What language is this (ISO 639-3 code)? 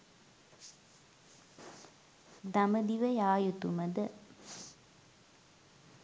sin